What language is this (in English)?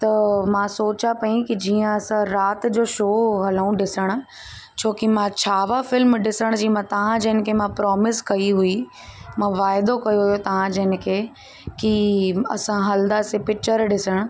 Sindhi